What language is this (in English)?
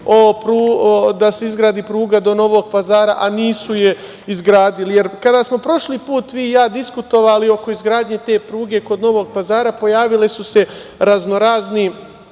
Serbian